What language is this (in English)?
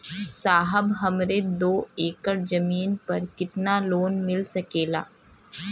Bhojpuri